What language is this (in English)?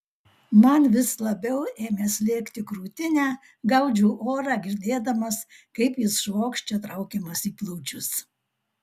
Lithuanian